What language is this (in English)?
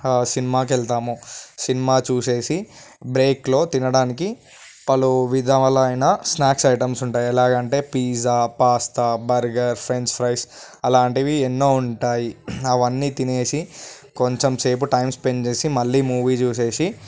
Telugu